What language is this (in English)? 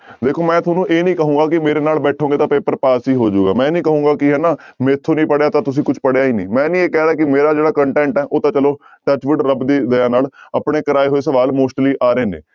Punjabi